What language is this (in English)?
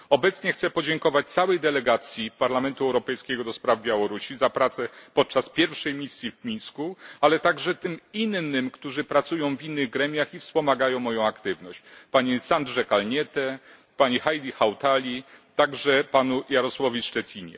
Polish